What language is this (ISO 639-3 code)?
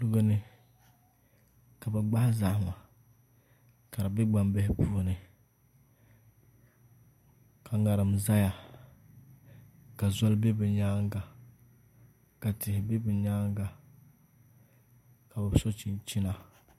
dag